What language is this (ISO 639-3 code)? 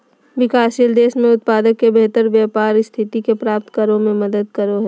mag